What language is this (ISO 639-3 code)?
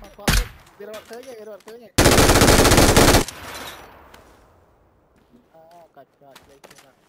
tha